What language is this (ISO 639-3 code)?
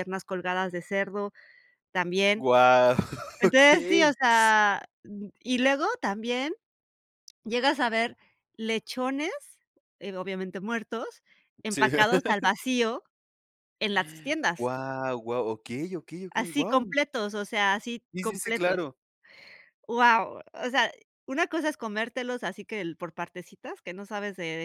spa